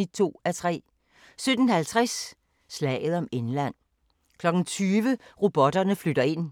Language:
Danish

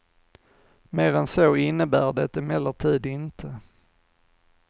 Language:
Swedish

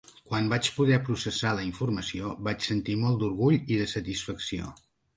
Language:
Catalan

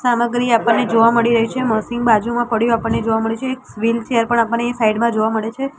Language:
Gujarati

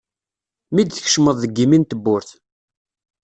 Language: Kabyle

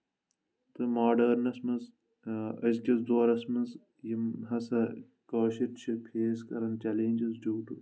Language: Kashmiri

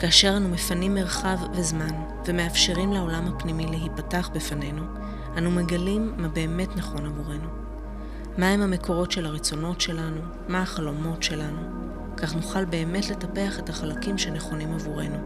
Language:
Hebrew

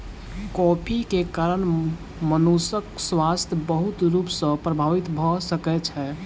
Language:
Maithili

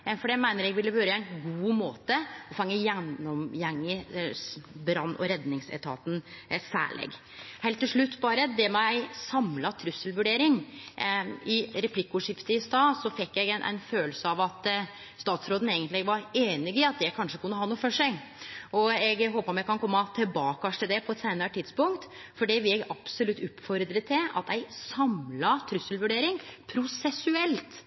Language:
Norwegian Nynorsk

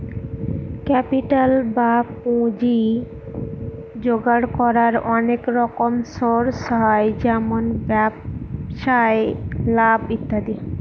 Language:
Bangla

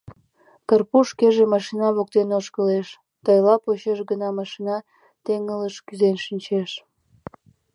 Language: Mari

